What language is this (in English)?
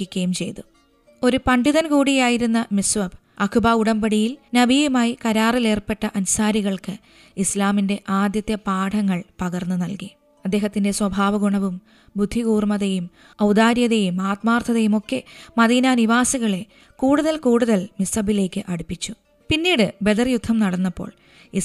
Malayalam